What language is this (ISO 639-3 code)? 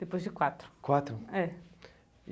por